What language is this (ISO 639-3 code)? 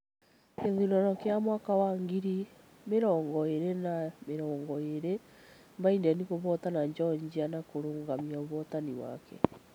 kik